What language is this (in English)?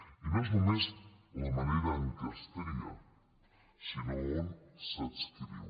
Catalan